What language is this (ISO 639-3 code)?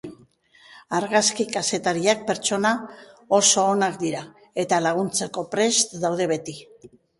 eus